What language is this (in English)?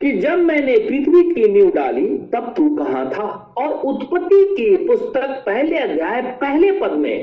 Hindi